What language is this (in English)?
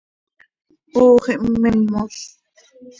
Seri